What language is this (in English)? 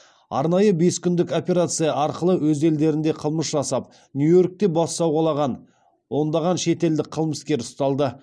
Kazakh